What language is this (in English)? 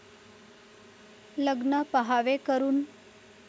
Marathi